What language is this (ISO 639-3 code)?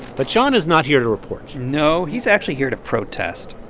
eng